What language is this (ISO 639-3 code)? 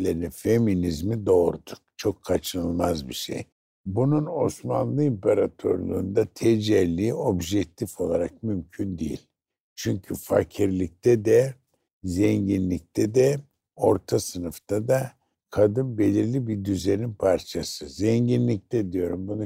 tur